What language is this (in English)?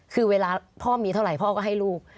Thai